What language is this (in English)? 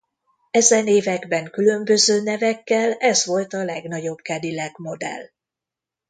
Hungarian